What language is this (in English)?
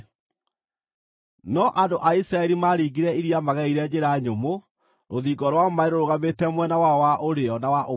Kikuyu